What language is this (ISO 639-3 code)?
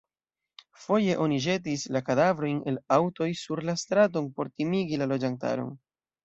epo